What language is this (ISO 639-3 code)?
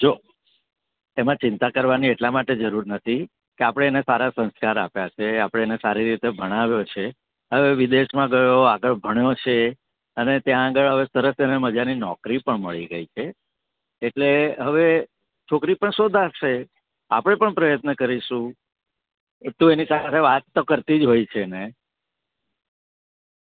guj